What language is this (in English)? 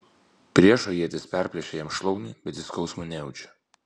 Lithuanian